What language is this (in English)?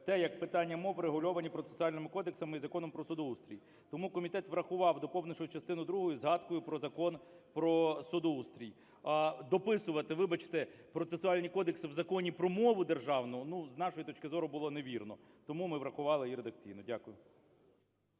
Ukrainian